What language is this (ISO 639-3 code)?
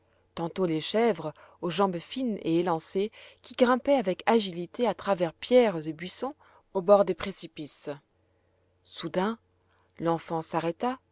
fra